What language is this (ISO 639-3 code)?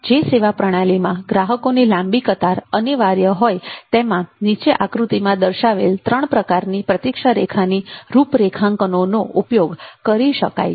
guj